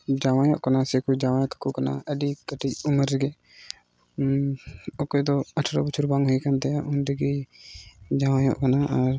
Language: Santali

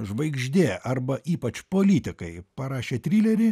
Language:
Lithuanian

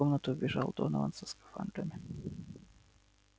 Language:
Russian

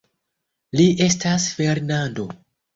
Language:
Esperanto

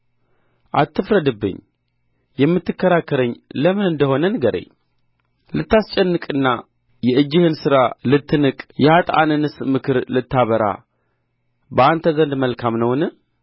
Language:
Amharic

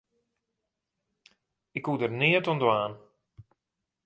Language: Western Frisian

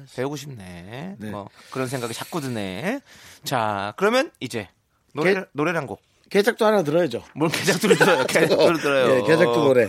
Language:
Korean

